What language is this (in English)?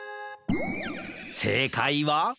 Japanese